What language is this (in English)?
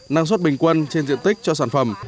Vietnamese